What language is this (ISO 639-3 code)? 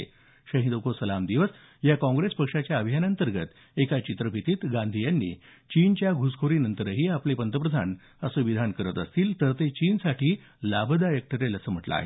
mar